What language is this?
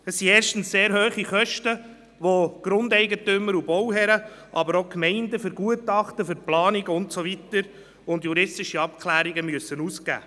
Swiss German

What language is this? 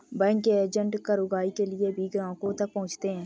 Hindi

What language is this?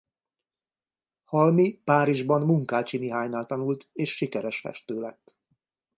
Hungarian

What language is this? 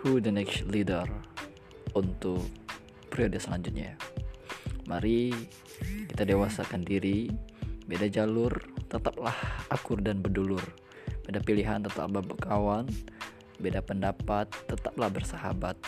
Indonesian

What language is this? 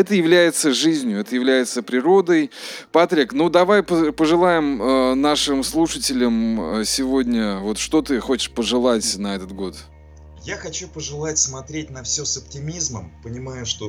Russian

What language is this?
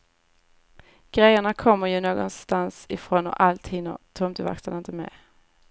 Swedish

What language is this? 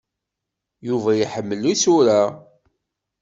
Kabyle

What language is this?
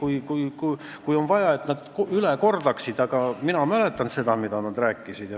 Estonian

